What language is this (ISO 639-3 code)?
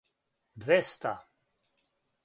srp